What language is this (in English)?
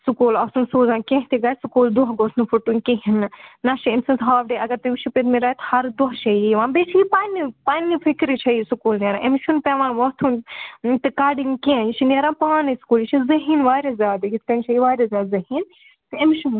Kashmiri